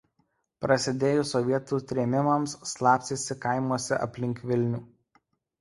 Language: Lithuanian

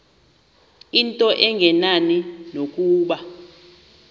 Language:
Xhosa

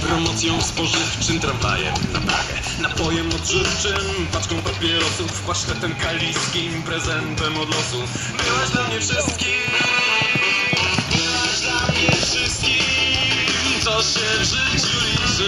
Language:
Polish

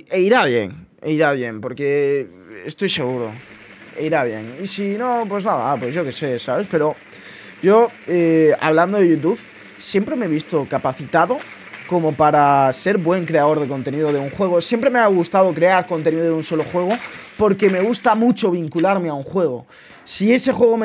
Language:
Spanish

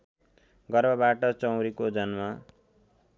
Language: Nepali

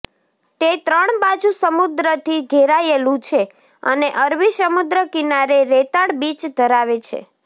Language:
Gujarati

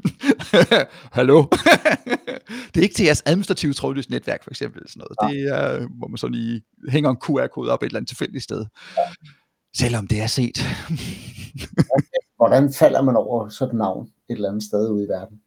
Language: Danish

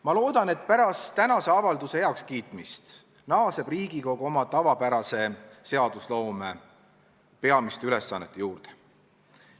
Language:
Estonian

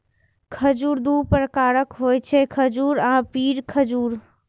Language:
Maithili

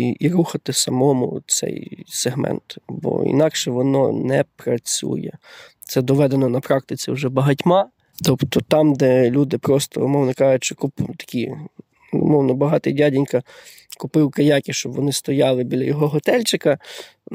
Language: Ukrainian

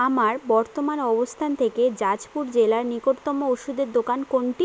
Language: Bangla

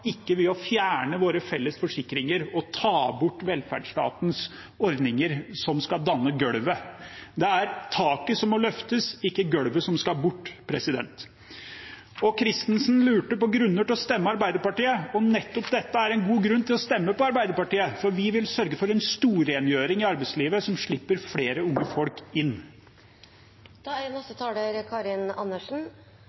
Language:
Norwegian Bokmål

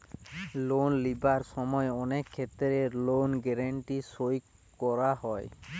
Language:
Bangla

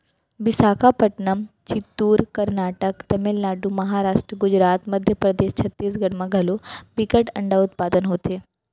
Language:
Chhattisgarhi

